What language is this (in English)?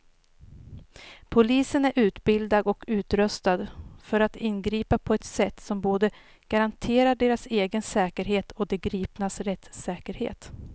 Swedish